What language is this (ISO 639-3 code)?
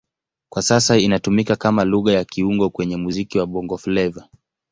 swa